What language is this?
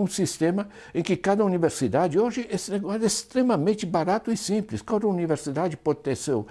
Portuguese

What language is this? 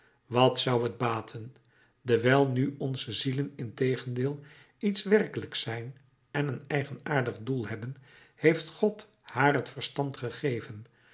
Dutch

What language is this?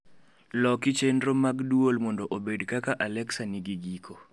Luo (Kenya and Tanzania)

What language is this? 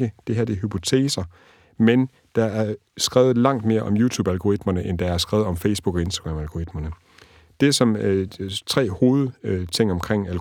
Danish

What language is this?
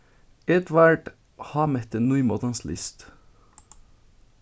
Faroese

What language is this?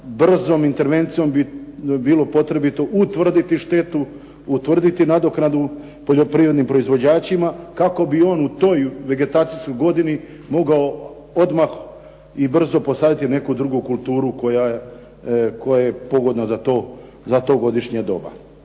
Croatian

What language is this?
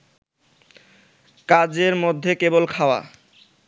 Bangla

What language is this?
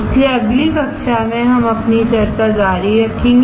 Hindi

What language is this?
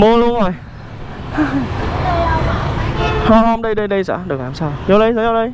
Vietnamese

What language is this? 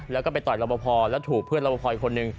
Thai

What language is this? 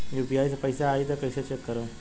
Bhojpuri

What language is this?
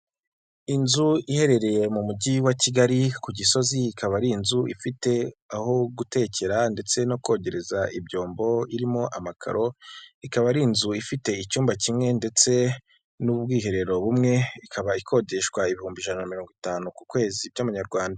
Kinyarwanda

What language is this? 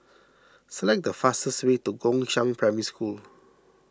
English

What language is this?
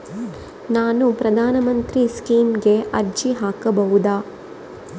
Kannada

